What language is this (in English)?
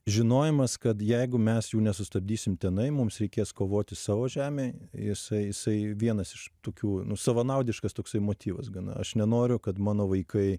Lithuanian